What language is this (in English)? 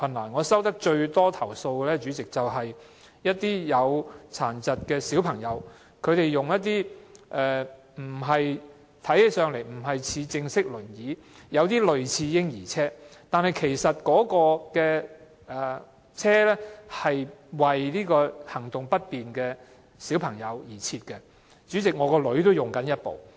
Cantonese